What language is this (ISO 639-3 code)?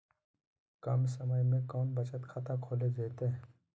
mag